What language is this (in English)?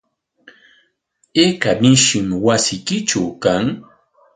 Corongo Ancash Quechua